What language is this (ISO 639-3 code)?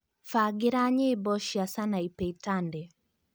kik